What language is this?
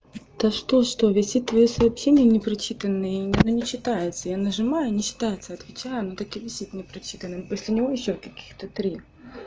Russian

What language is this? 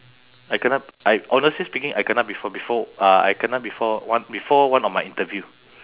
English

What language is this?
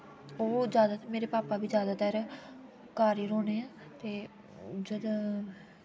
Dogri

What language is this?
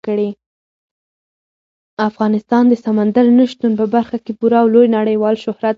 Pashto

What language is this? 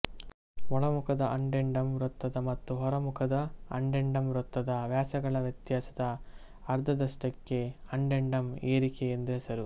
Kannada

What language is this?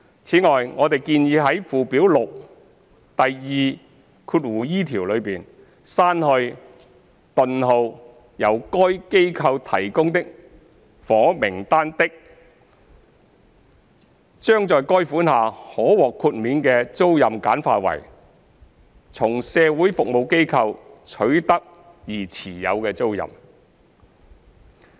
Cantonese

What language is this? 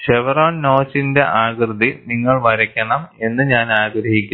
Malayalam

